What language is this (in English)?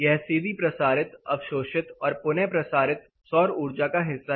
Hindi